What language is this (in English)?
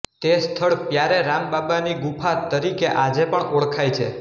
Gujarati